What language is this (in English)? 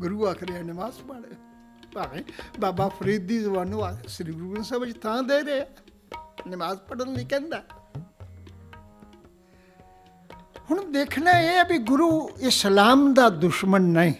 Punjabi